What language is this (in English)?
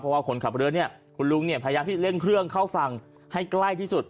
Thai